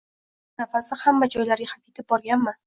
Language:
Uzbek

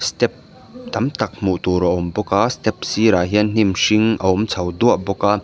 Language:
Mizo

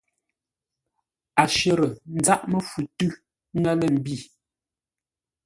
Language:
Ngombale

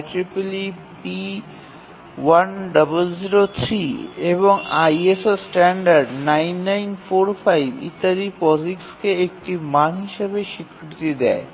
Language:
Bangla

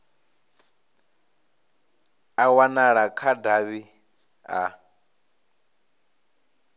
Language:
Venda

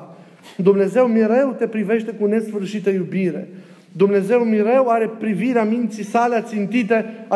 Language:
Romanian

